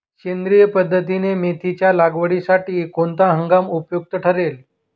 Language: Marathi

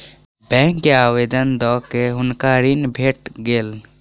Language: Maithili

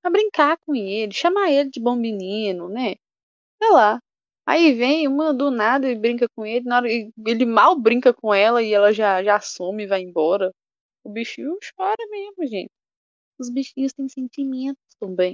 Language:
Portuguese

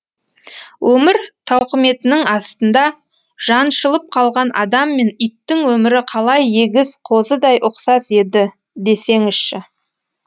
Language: Kazakh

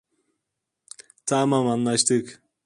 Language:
Turkish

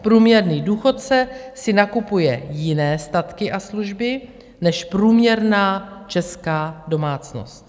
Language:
Czech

